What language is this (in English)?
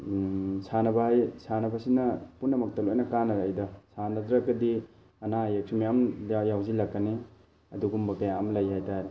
Manipuri